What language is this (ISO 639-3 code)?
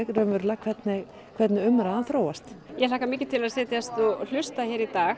isl